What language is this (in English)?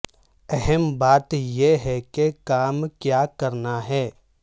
Urdu